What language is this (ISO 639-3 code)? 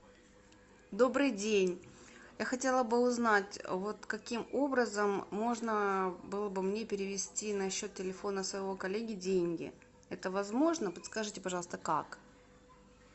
rus